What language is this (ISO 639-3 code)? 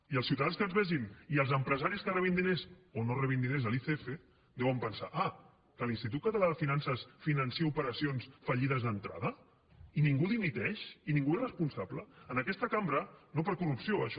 cat